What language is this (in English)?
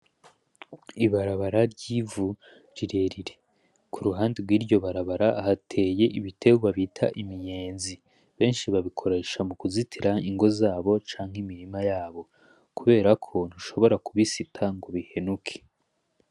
Rundi